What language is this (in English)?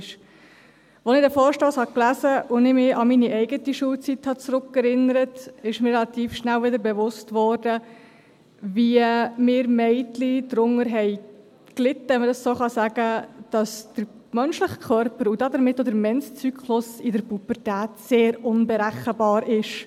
Swiss German